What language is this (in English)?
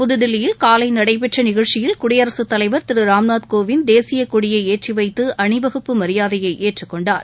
Tamil